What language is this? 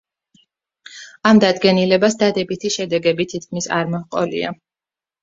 Georgian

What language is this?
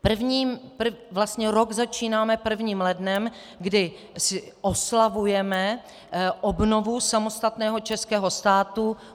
Czech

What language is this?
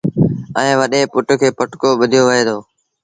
Sindhi Bhil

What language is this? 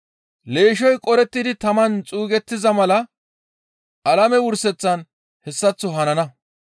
Gamo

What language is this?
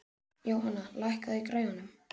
Icelandic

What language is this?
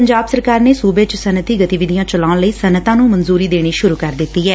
Punjabi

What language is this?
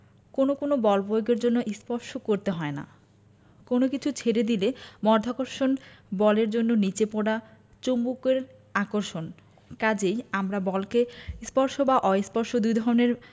Bangla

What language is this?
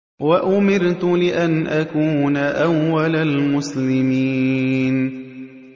Arabic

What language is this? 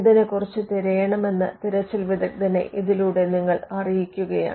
Malayalam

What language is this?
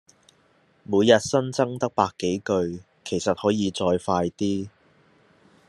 Cantonese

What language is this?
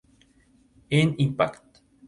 Spanish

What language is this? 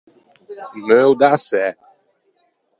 Ligurian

